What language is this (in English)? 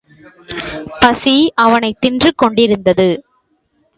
Tamil